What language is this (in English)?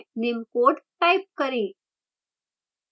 Hindi